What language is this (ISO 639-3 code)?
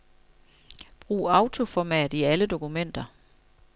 dan